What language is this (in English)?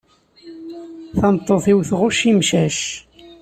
Kabyle